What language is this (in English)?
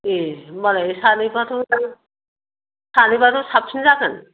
Bodo